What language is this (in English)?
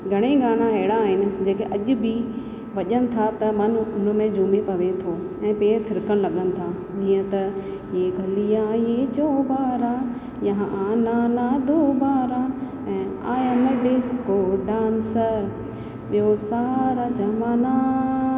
Sindhi